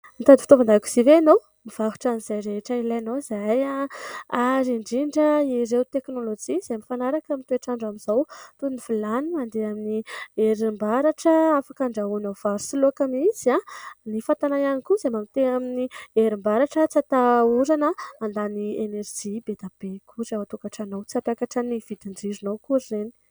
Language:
Malagasy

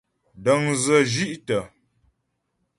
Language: Ghomala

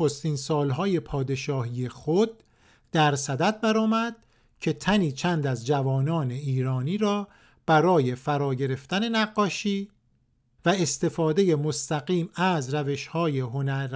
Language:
Persian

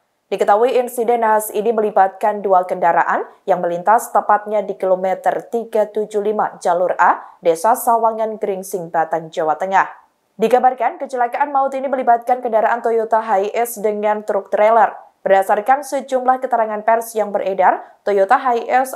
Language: Indonesian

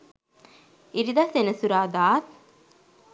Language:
Sinhala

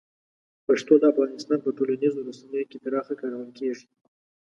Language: Pashto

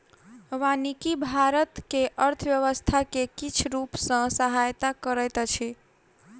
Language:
Maithili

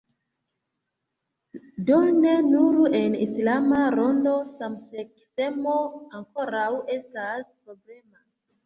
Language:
Esperanto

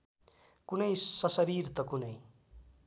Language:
Nepali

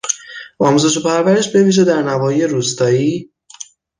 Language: Persian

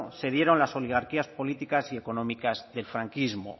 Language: Spanish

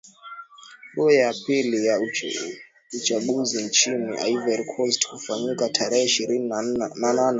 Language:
Swahili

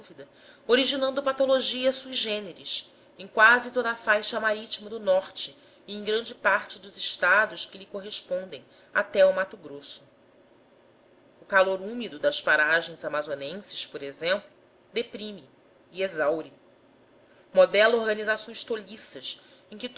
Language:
Portuguese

